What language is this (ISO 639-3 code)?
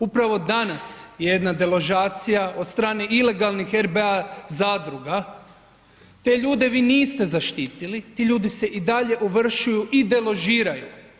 hrv